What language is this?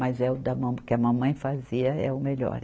Portuguese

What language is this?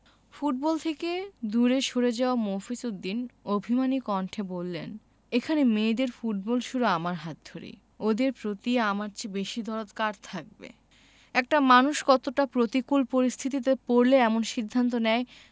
Bangla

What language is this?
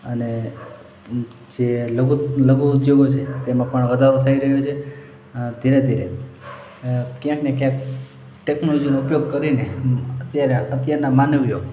Gujarati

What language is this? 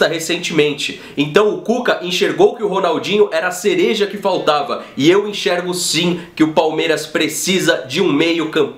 Portuguese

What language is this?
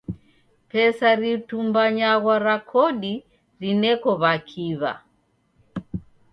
Taita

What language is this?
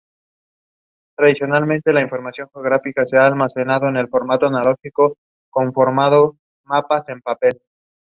English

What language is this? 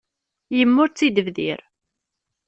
Kabyle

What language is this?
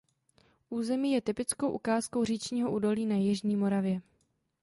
Czech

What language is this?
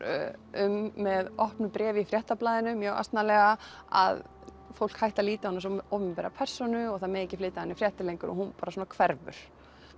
Icelandic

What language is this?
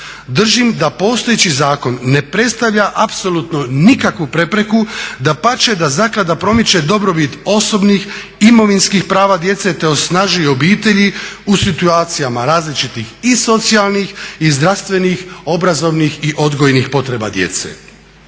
Croatian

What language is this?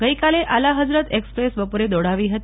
Gujarati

